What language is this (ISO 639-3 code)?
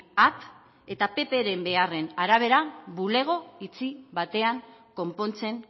eus